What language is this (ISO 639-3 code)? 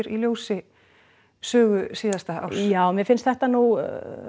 isl